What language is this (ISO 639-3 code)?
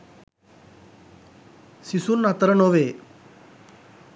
sin